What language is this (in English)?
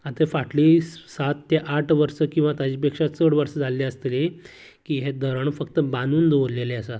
Konkani